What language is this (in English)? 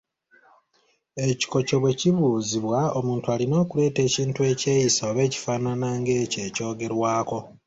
Ganda